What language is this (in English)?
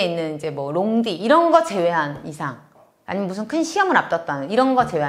Korean